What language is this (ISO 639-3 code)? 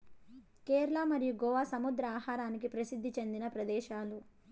tel